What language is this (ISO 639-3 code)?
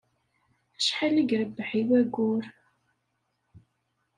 kab